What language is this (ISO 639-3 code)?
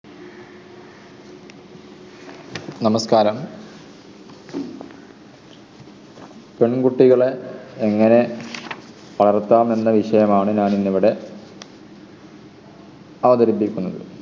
mal